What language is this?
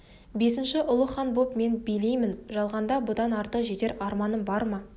Kazakh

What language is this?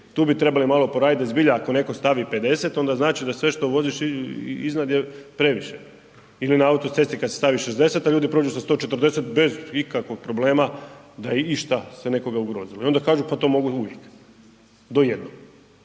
Croatian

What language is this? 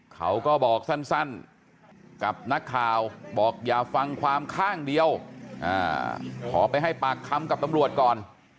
Thai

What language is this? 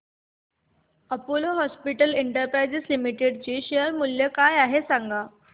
Marathi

